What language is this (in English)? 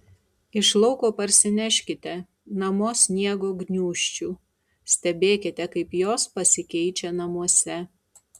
Lithuanian